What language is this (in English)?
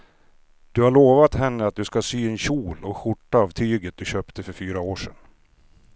Swedish